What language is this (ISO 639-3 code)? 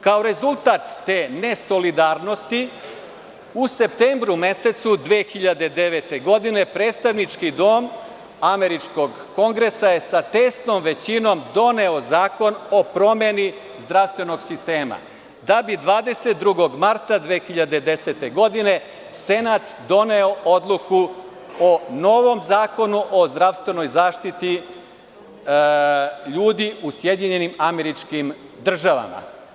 srp